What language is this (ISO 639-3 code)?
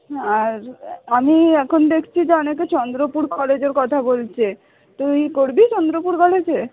ben